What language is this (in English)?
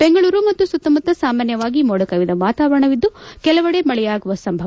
Kannada